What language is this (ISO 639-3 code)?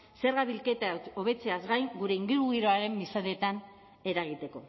eus